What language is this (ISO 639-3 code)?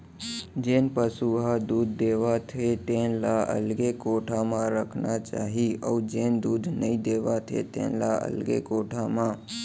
hne